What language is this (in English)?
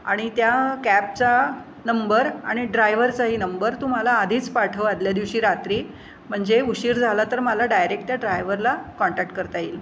Marathi